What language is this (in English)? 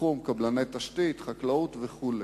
Hebrew